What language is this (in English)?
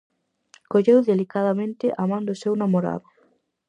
Galician